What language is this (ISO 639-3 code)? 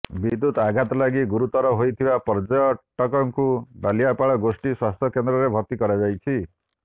ori